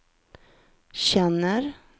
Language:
Swedish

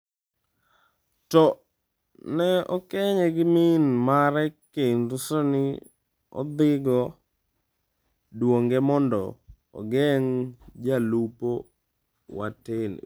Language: Luo (Kenya and Tanzania)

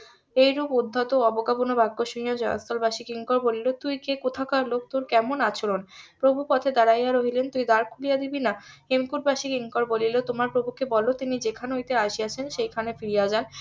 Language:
Bangla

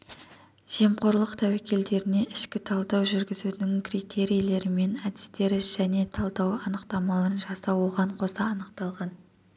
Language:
Kazakh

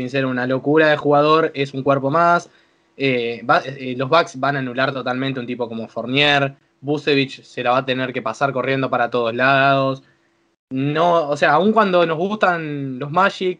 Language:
Spanish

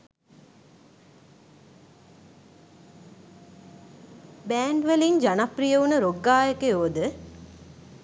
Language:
Sinhala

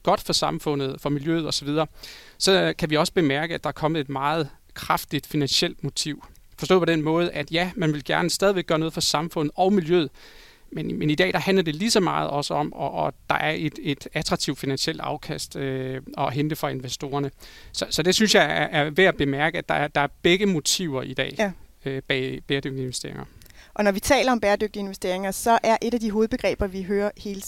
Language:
Danish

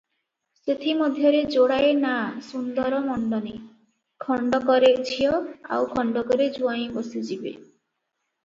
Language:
Odia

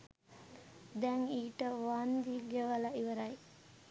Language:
Sinhala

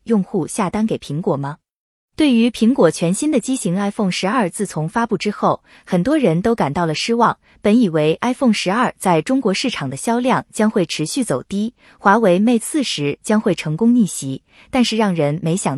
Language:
Chinese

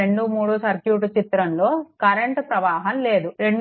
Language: Telugu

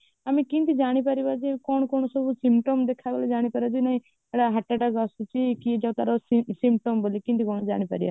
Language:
Odia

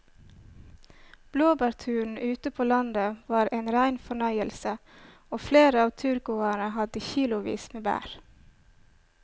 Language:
Norwegian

